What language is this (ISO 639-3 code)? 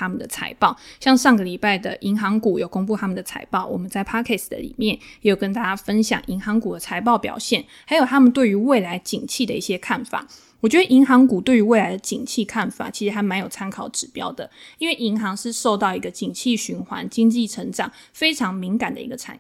zho